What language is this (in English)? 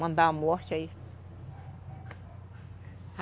Portuguese